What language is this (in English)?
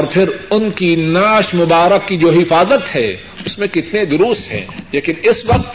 Urdu